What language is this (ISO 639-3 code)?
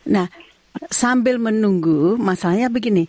ind